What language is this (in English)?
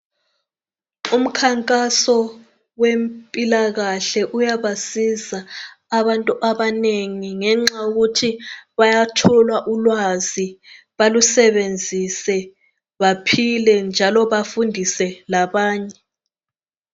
North Ndebele